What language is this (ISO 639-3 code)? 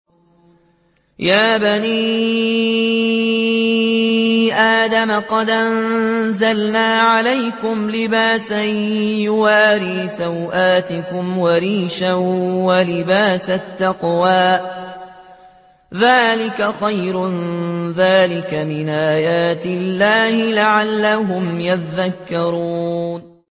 ara